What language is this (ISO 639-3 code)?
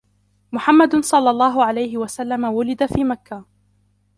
ara